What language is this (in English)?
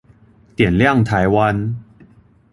Chinese